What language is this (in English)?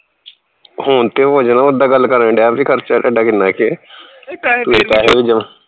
Punjabi